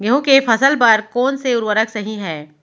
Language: Chhattisgarhi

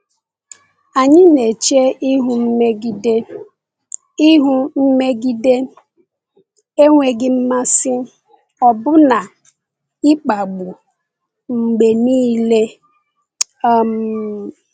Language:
Igbo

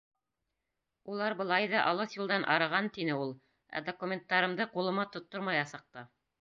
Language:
Bashkir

